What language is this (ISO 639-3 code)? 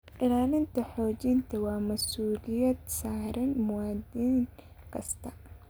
som